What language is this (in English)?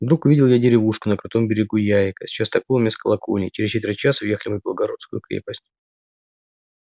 Russian